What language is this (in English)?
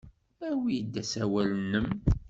Kabyle